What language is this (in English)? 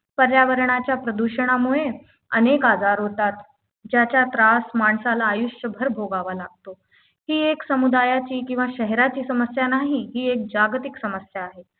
Marathi